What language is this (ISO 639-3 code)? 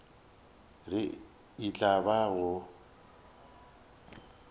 nso